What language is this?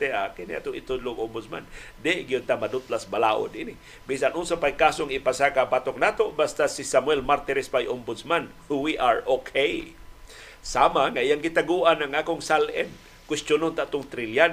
Filipino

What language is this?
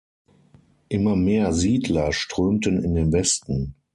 German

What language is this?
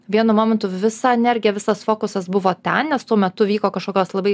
Lithuanian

